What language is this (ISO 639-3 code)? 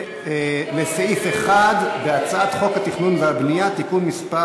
heb